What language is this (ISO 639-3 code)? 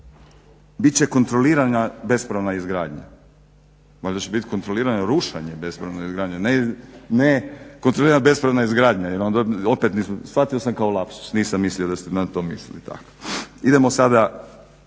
hrv